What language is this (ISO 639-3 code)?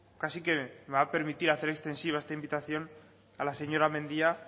spa